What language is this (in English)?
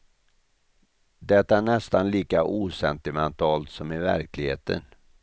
Swedish